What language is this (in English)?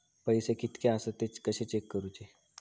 Marathi